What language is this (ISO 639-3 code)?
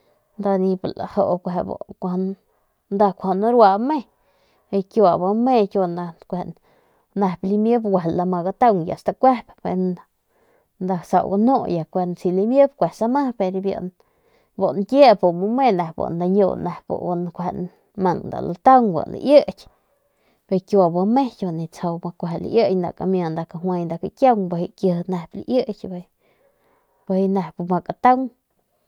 pmq